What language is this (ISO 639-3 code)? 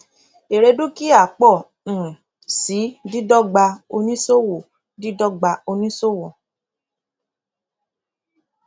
yor